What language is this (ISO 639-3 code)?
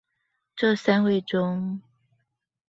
zho